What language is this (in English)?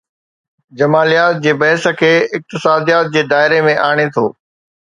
Sindhi